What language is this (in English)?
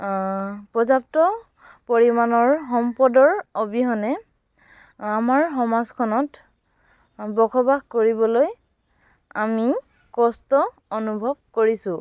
Assamese